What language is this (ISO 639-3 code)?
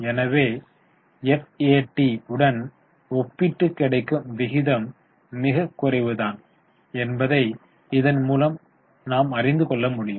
tam